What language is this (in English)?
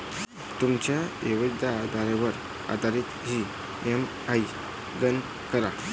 Marathi